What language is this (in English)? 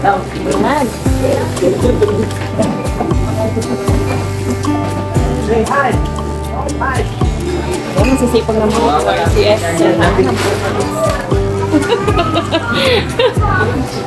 Filipino